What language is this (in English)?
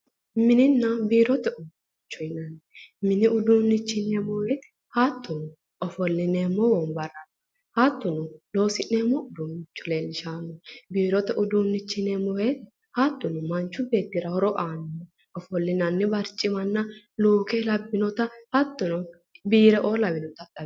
Sidamo